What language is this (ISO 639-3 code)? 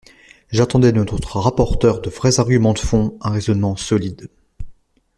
fra